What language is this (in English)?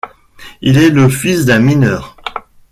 French